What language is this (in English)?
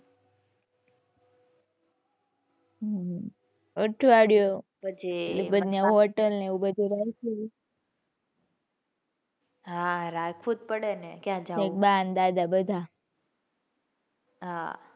Gujarati